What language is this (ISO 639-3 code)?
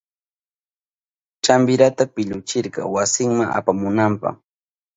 qup